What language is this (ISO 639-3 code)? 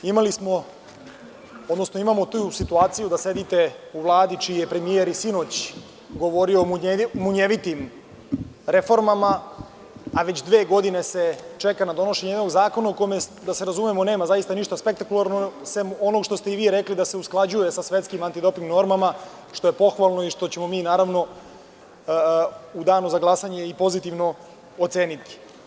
srp